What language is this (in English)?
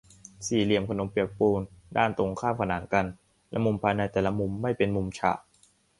Thai